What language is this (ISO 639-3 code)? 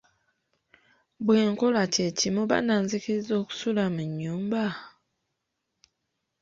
lug